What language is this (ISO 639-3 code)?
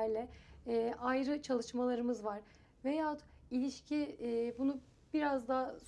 tur